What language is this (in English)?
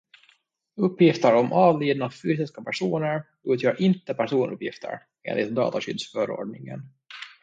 Swedish